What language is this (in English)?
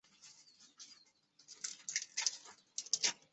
Chinese